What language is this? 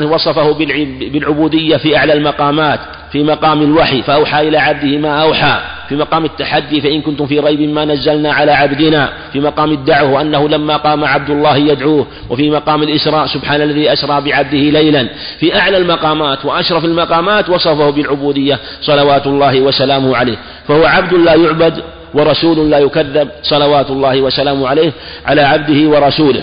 Arabic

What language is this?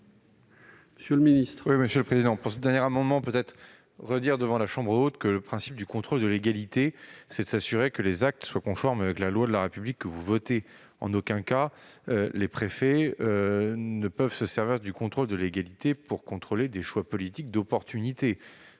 French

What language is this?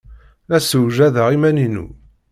Kabyle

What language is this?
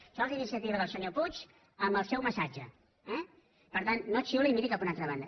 Catalan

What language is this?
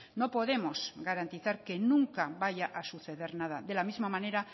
Spanish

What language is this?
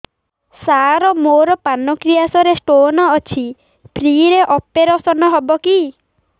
Odia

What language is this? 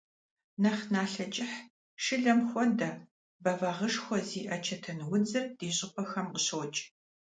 Kabardian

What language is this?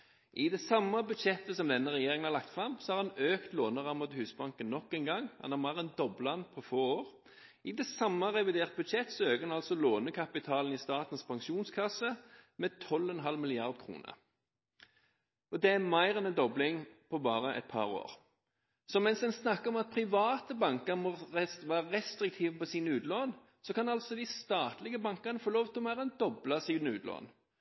Norwegian Bokmål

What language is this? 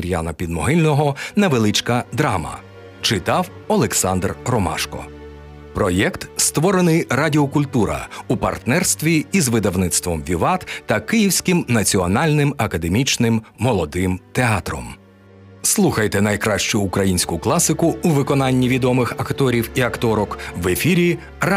Ukrainian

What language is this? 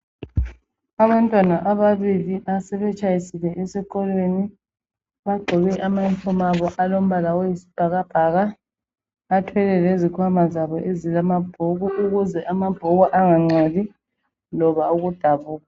North Ndebele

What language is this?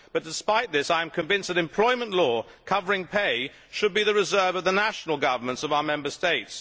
English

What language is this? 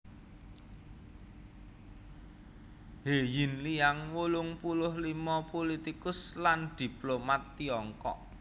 Javanese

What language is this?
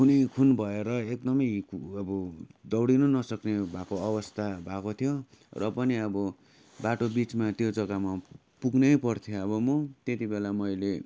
Nepali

